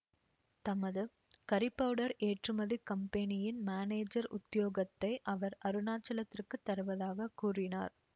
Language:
Tamil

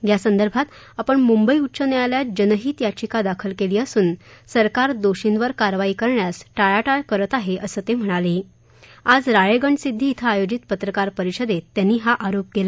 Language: Marathi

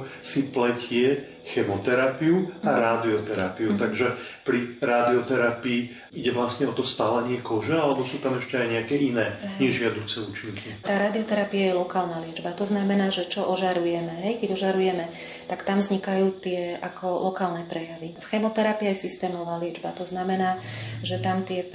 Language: Slovak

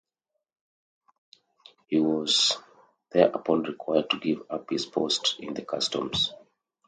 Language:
English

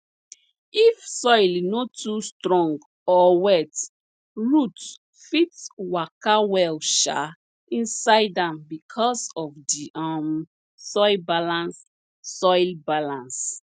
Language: Nigerian Pidgin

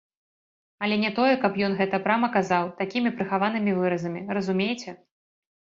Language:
Belarusian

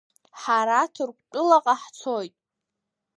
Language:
Abkhazian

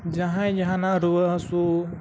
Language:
Santali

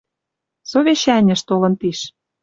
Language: Western Mari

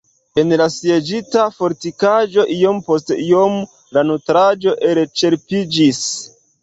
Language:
Esperanto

